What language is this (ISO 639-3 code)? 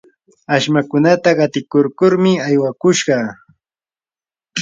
qur